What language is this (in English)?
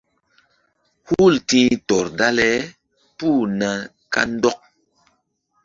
Mbum